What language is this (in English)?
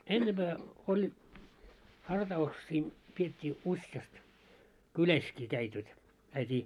Finnish